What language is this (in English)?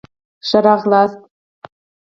Pashto